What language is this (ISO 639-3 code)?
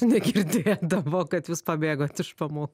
lit